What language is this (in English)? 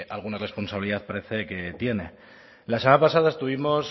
Spanish